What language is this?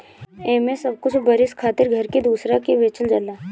Bhojpuri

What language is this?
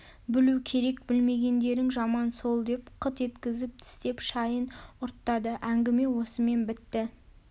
Kazakh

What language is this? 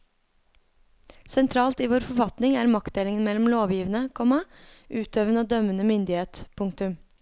Norwegian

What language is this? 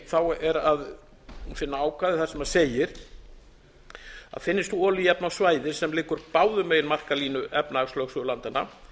Icelandic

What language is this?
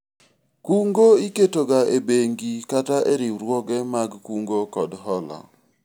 Luo (Kenya and Tanzania)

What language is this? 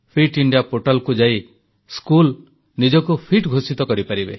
Odia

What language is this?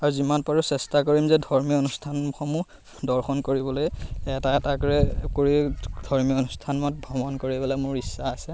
Assamese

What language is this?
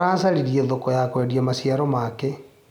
Kikuyu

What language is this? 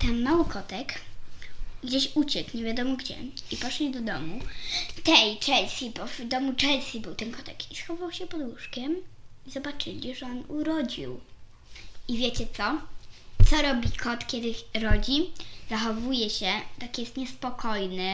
Polish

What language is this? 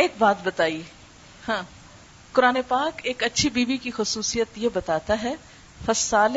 Urdu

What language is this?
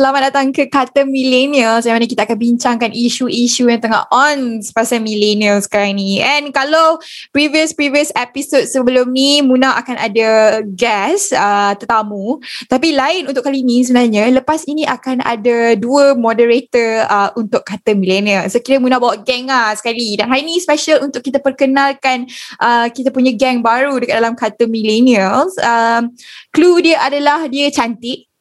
Malay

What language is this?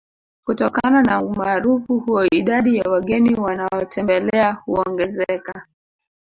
Swahili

